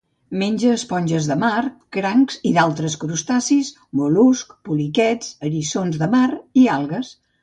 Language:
Catalan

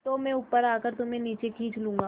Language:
Hindi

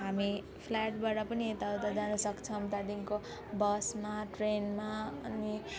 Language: Nepali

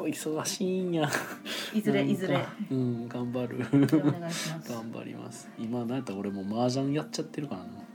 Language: Japanese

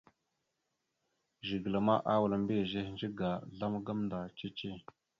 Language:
Mada (Cameroon)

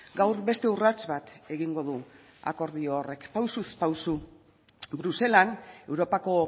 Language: Basque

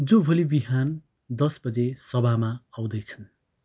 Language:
Nepali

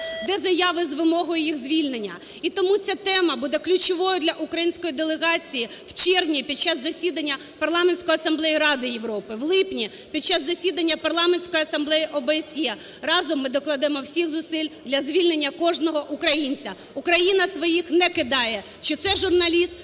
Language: Ukrainian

